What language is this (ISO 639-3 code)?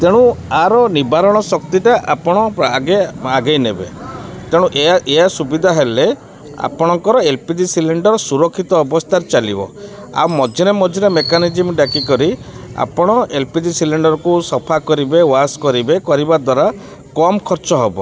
ori